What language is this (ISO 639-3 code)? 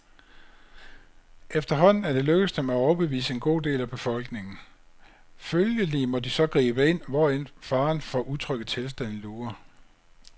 dan